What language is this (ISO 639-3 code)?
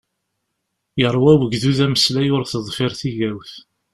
kab